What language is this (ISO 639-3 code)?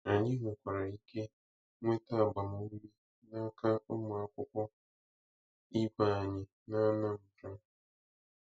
ibo